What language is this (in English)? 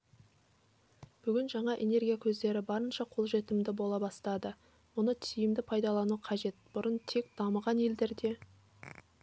Kazakh